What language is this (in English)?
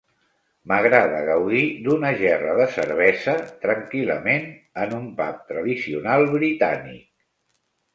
Catalan